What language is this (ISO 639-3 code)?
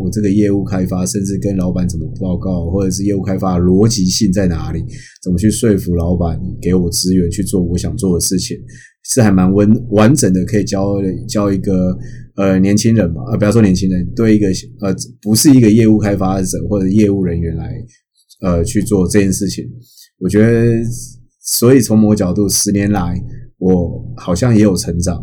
zho